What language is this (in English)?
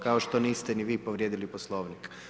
Croatian